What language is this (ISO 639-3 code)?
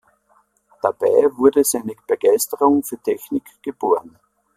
deu